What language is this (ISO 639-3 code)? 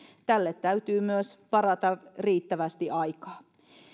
fin